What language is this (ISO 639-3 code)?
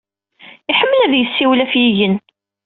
kab